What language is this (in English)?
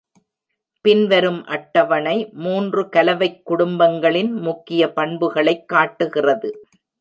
Tamil